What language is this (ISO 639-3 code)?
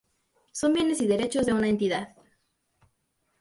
spa